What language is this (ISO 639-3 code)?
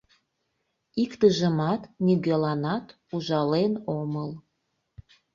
chm